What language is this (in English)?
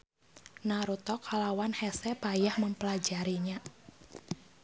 Sundanese